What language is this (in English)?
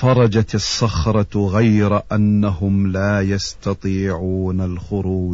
Arabic